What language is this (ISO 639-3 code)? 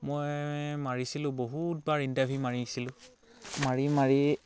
asm